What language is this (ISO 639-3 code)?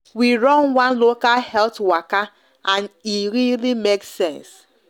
pcm